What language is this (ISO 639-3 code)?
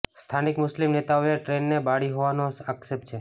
guj